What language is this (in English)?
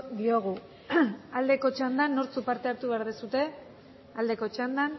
Basque